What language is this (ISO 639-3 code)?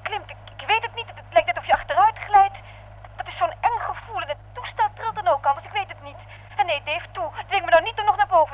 nld